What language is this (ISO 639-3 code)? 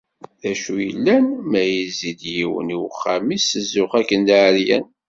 kab